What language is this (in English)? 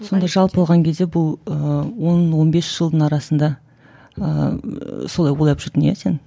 Kazakh